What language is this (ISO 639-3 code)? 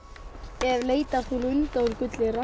isl